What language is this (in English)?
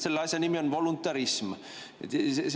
Estonian